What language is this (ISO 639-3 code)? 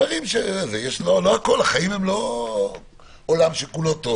heb